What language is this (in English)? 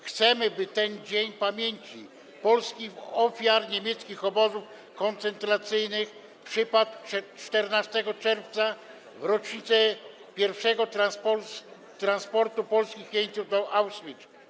Polish